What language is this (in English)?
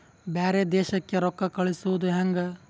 Kannada